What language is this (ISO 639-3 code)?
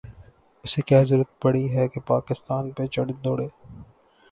urd